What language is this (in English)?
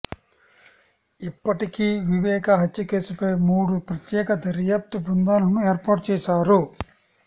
Telugu